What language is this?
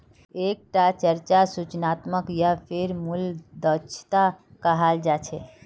Magahi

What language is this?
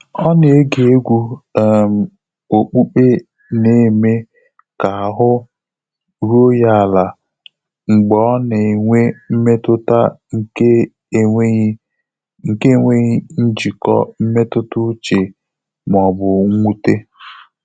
Igbo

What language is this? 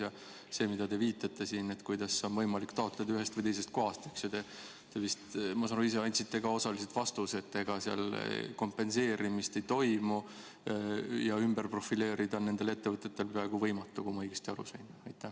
Estonian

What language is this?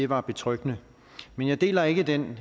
Danish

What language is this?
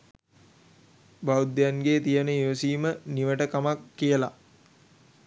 Sinhala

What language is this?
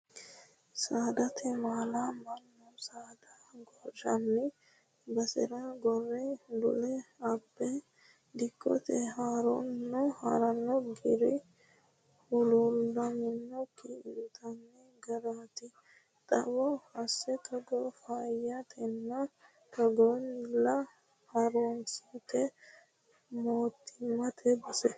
Sidamo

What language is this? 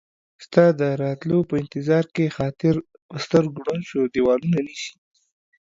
Pashto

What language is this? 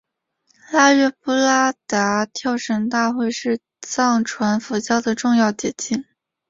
Chinese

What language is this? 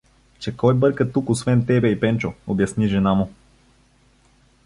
Bulgarian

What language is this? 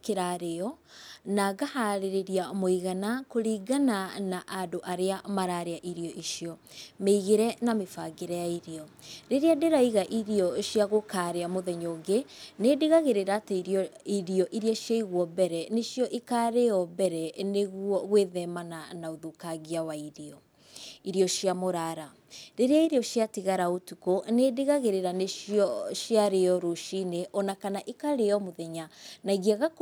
Kikuyu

